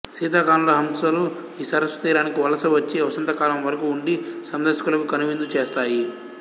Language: Telugu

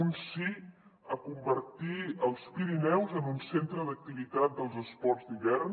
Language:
Catalan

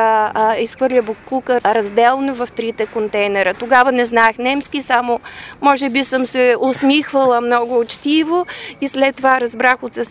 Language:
Bulgarian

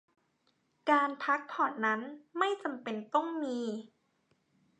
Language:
Thai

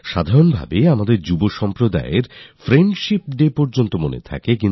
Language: Bangla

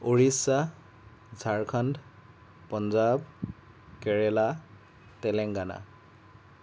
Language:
Assamese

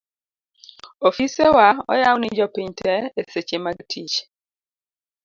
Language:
Luo (Kenya and Tanzania)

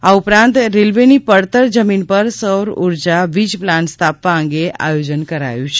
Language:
Gujarati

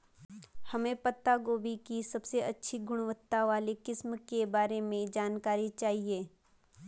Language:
Hindi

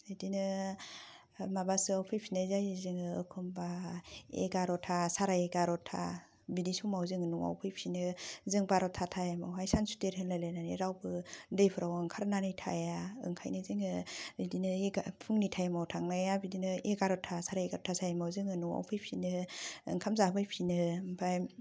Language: Bodo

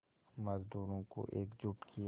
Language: Hindi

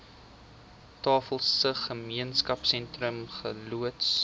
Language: Afrikaans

